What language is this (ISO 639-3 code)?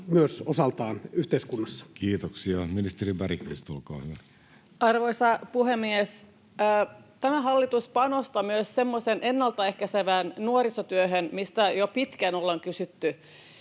fin